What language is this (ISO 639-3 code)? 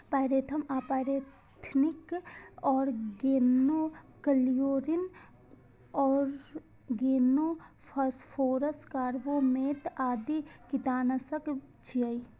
mai